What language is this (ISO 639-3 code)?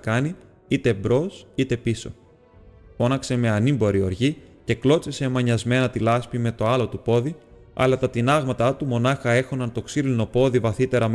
ell